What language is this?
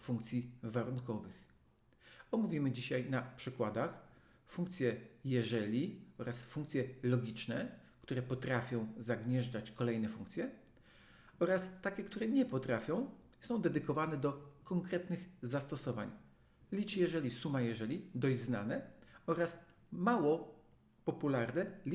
Polish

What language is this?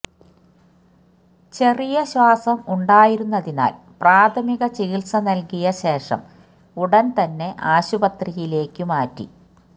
Malayalam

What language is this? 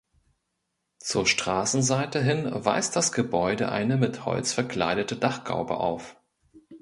German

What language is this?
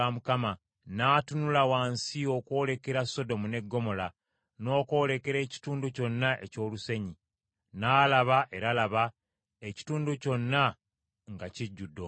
Ganda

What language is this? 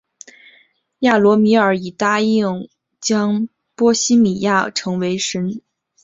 Chinese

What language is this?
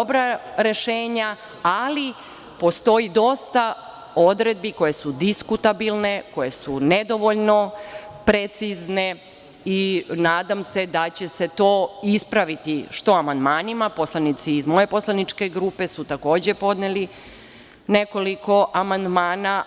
Serbian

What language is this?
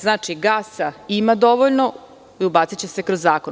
Serbian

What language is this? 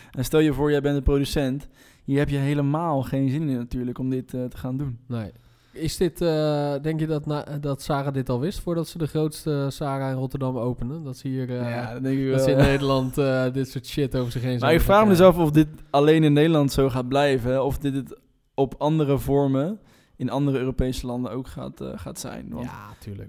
Dutch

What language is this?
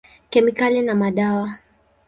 Swahili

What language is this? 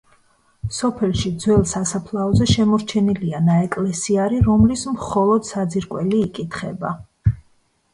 Georgian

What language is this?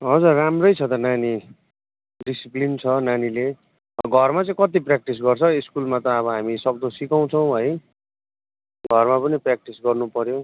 Nepali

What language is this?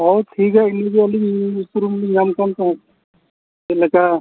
Santali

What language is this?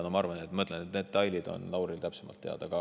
Estonian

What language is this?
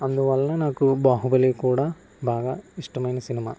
Telugu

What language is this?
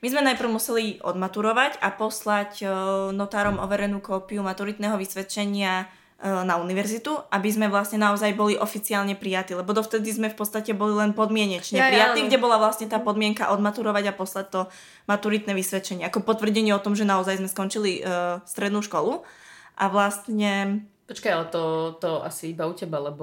Slovak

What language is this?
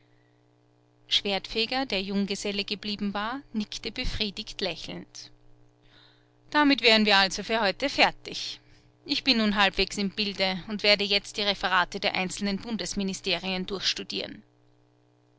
German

